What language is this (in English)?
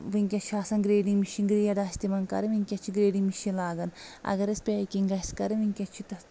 Kashmiri